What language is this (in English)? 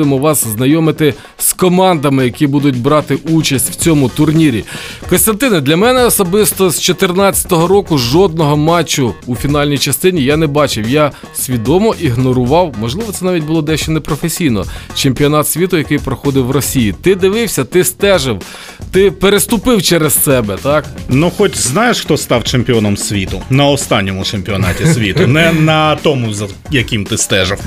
Ukrainian